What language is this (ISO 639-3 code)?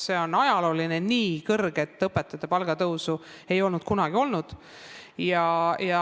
est